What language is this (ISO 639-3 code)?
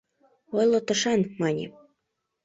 chm